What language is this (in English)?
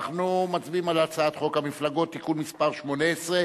Hebrew